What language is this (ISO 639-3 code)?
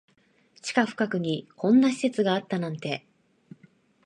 jpn